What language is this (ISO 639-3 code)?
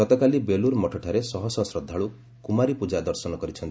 ori